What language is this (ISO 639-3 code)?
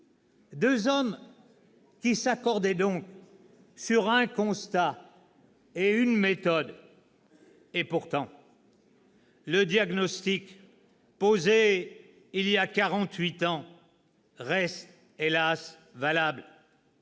fra